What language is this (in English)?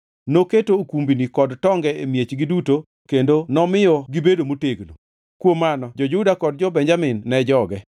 Luo (Kenya and Tanzania)